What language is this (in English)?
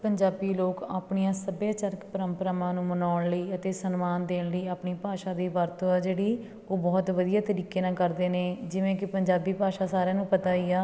Punjabi